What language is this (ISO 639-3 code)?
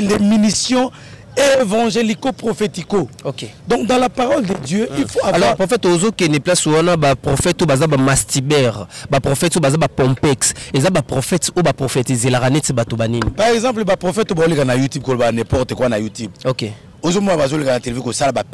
fra